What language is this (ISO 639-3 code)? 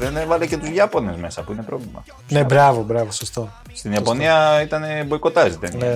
ell